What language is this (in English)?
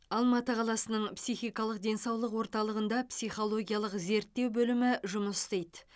Kazakh